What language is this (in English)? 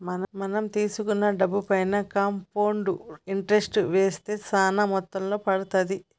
Telugu